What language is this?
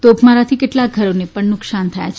Gujarati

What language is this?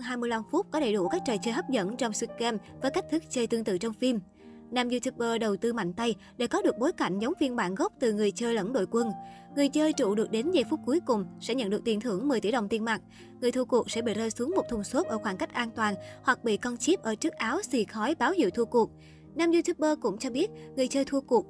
Vietnamese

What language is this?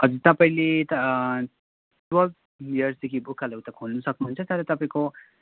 Nepali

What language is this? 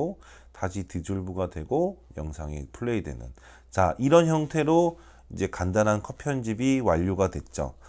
Korean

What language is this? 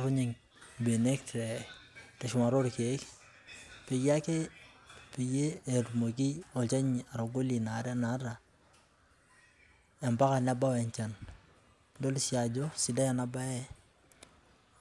Masai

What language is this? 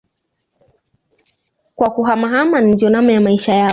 Swahili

